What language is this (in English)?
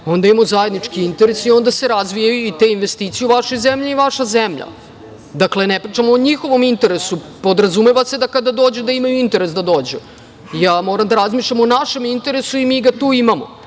Serbian